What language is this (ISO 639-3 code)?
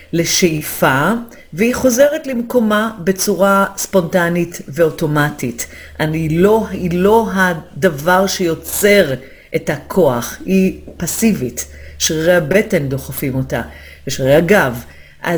heb